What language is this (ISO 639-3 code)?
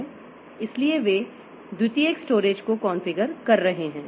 hin